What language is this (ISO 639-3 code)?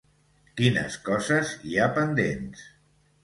cat